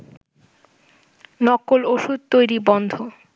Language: Bangla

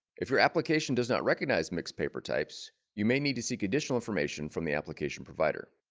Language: English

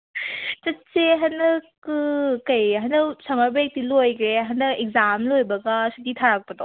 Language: Manipuri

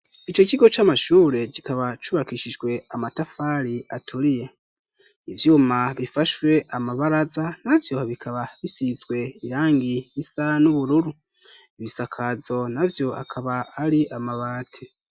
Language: Rundi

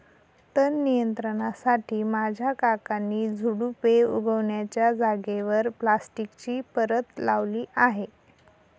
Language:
Marathi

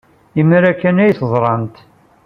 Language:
Kabyle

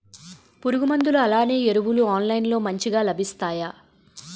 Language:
Telugu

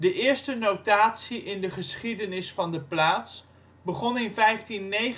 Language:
Dutch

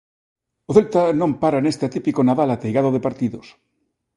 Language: Galician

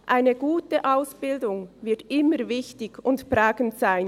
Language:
Swiss German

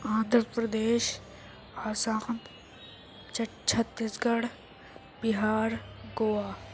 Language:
Urdu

